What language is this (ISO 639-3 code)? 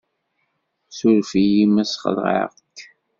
kab